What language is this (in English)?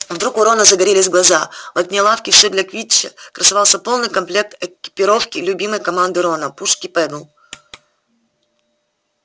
Russian